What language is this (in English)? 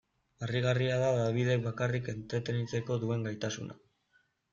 Basque